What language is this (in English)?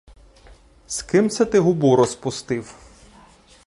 Ukrainian